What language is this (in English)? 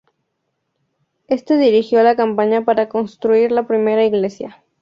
Spanish